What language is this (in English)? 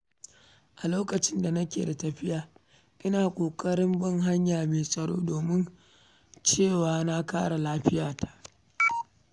Hausa